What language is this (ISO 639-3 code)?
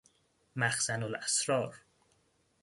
fas